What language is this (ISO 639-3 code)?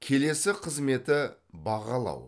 kaz